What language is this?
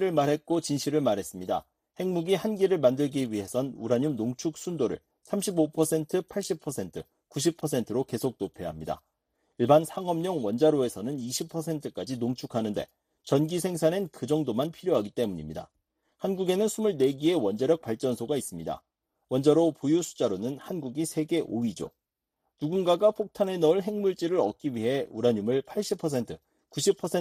Korean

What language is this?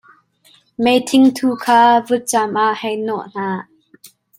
Hakha Chin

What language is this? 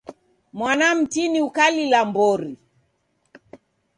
Taita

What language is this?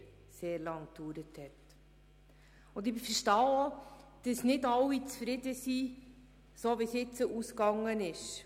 Swiss German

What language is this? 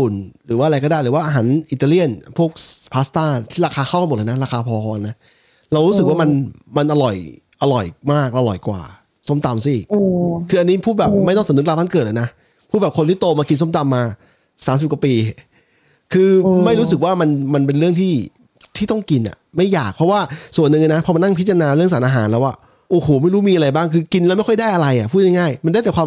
Thai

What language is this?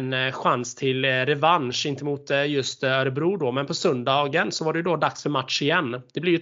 Swedish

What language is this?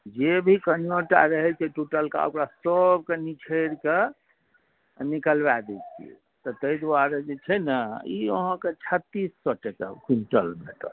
Maithili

